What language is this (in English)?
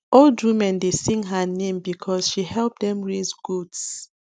Nigerian Pidgin